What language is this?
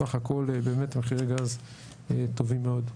Hebrew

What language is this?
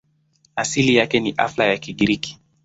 Swahili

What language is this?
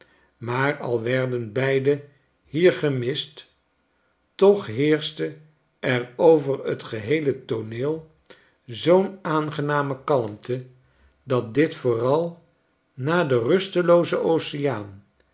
Dutch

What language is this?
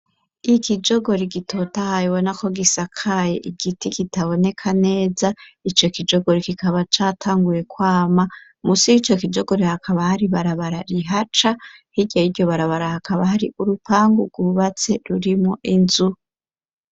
Rundi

